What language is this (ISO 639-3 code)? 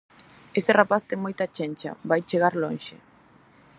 glg